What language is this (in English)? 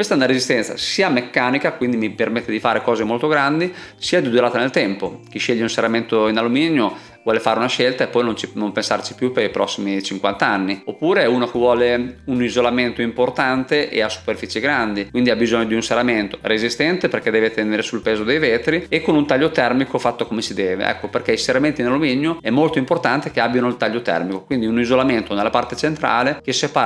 Italian